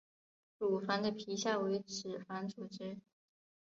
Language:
Chinese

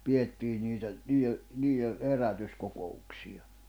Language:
Finnish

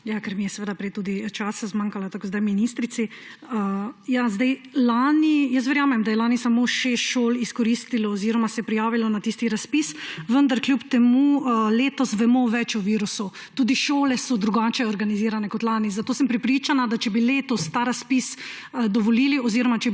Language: Slovenian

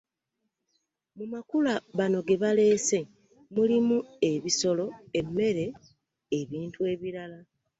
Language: Ganda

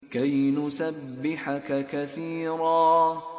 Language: Arabic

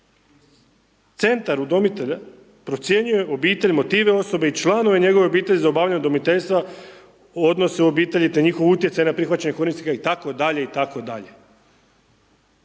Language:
Croatian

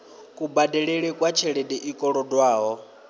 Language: Venda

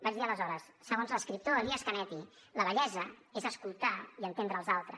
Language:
Catalan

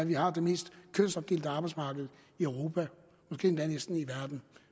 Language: Danish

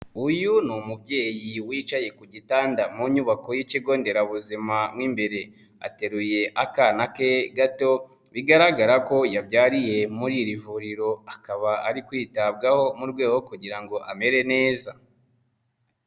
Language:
Kinyarwanda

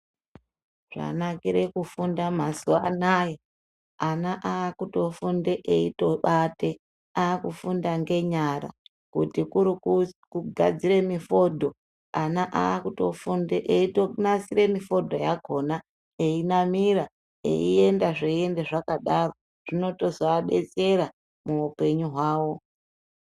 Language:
Ndau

